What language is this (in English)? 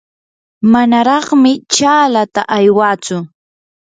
Yanahuanca Pasco Quechua